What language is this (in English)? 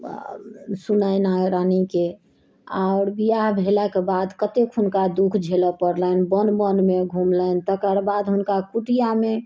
Maithili